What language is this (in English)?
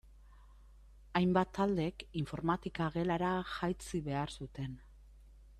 Basque